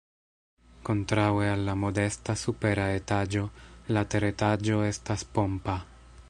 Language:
Esperanto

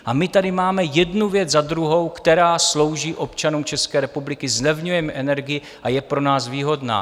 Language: Czech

